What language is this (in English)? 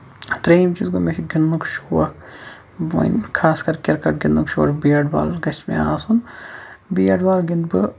Kashmiri